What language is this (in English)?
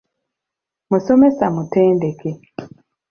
Ganda